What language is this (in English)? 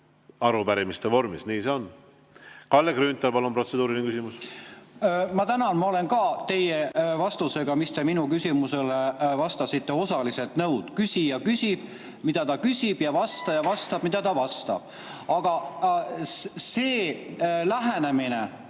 Estonian